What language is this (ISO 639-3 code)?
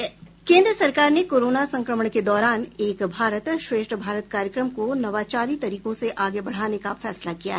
hin